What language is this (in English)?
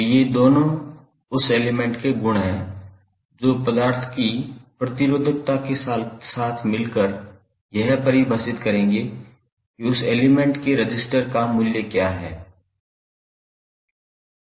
Hindi